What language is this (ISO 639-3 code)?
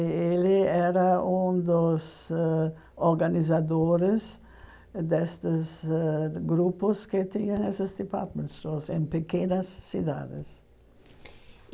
por